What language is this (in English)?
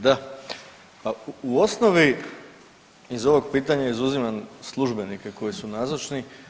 Croatian